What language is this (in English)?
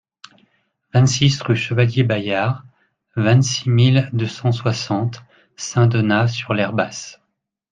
French